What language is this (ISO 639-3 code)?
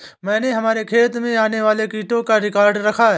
hin